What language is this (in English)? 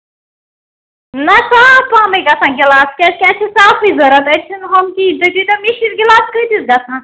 Kashmiri